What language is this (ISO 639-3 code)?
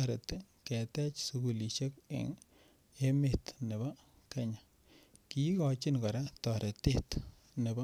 kln